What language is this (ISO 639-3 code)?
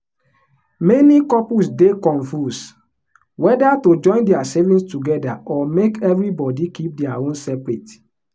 pcm